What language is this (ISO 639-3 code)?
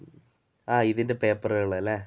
mal